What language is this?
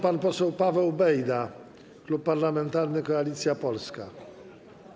Polish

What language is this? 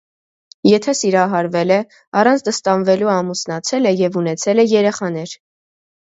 Armenian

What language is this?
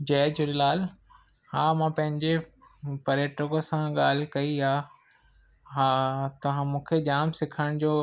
Sindhi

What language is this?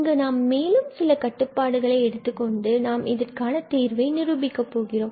Tamil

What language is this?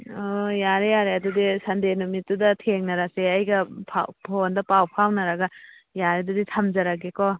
Manipuri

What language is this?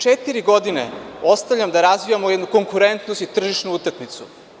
Serbian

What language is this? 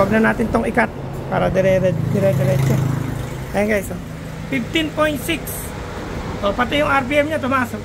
Filipino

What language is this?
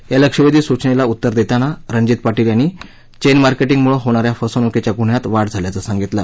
Marathi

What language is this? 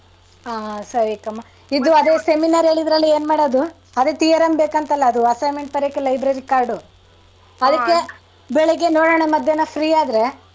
Kannada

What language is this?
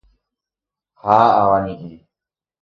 Guarani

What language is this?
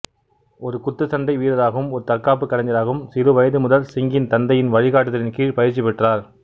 Tamil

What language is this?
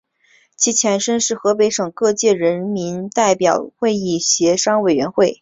Chinese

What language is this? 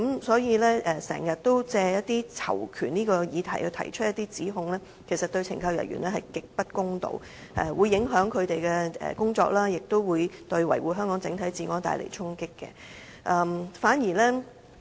Cantonese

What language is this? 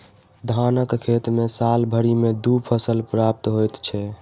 Maithili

